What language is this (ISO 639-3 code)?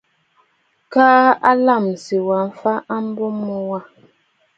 bfd